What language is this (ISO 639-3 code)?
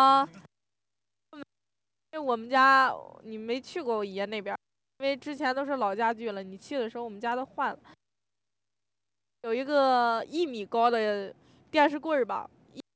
zho